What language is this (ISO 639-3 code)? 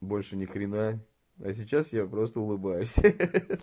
rus